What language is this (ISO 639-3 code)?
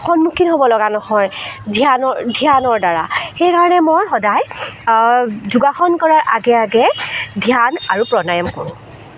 asm